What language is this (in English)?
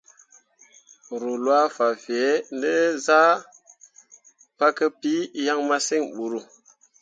Mundang